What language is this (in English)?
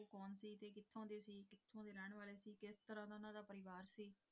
Punjabi